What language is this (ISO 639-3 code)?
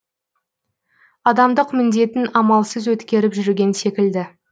kaz